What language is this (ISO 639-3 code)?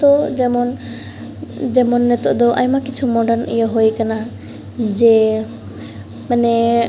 sat